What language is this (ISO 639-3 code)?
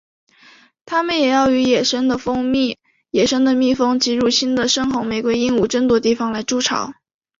zho